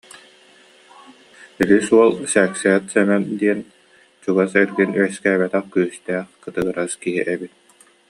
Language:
Yakut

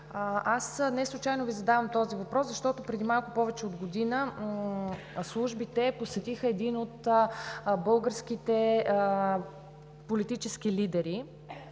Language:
Bulgarian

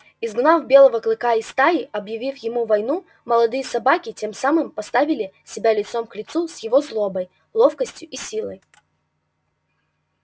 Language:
Russian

